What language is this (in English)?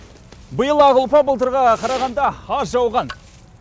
Kazakh